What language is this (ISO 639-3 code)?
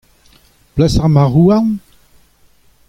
bre